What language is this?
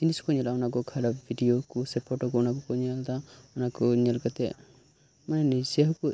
Santali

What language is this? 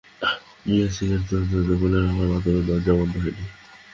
Bangla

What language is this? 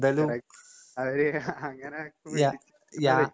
Malayalam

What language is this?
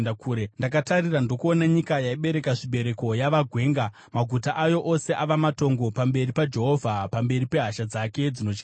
Shona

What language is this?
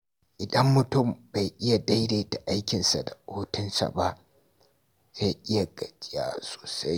Hausa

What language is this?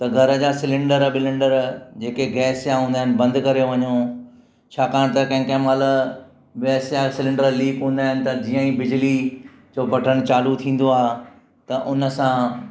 Sindhi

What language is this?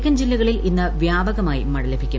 Malayalam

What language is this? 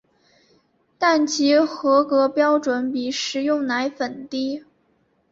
Chinese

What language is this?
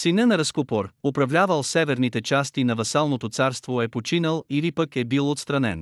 Bulgarian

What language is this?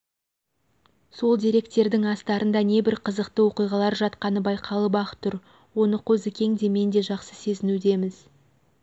Kazakh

